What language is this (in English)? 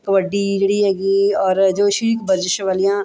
Punjabi